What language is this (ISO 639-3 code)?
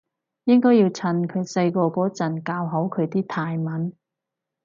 yue